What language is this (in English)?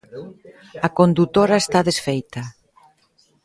Galician